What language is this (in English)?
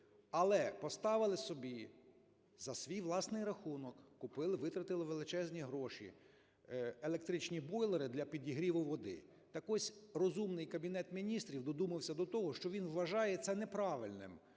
Ukrainian